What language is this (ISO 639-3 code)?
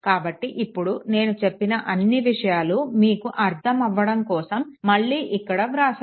tel